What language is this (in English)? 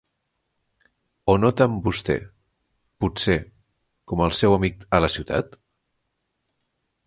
Catalan